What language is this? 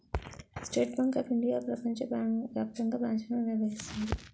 Telugu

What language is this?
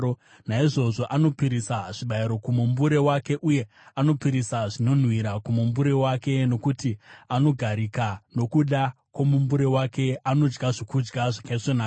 Shona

